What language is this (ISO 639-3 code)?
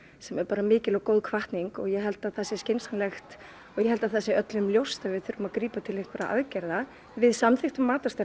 isl